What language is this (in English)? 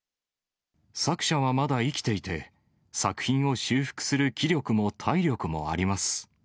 Japanese